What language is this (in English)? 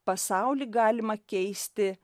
Lithuanian